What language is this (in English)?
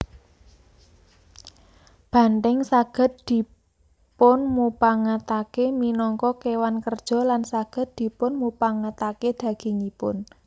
Javanese